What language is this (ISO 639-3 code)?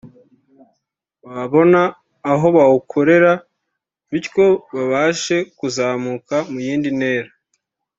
kin